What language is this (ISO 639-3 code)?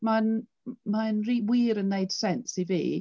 cym